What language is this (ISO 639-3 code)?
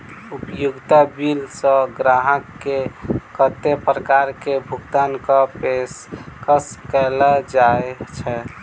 mai